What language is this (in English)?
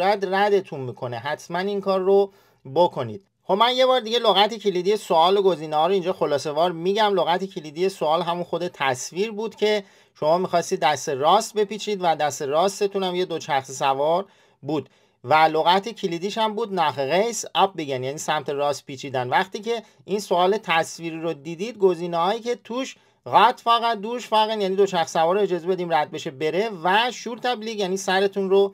Persian